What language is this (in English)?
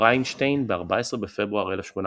Hebrew